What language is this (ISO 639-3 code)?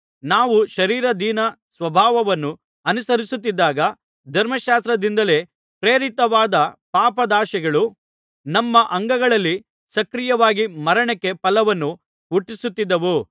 kan